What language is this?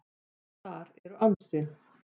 Icelandic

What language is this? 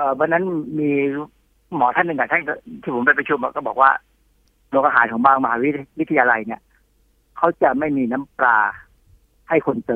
Thai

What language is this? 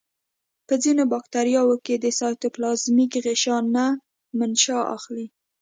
Pashto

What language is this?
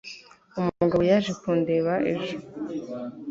Kinyarwanda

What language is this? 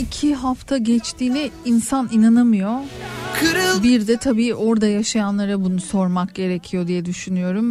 Turkish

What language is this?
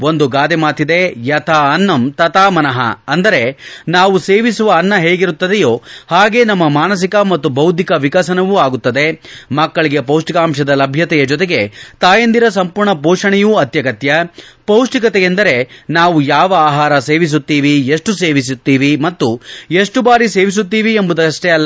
Kannada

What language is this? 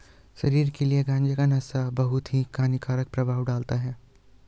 Hindi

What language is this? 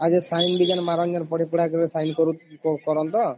Odia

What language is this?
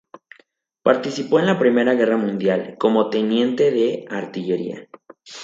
Spanish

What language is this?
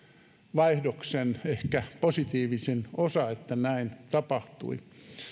Finnish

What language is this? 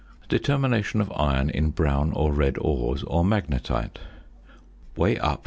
English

